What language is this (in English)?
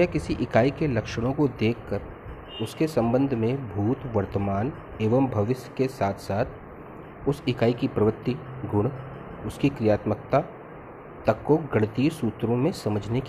Hindi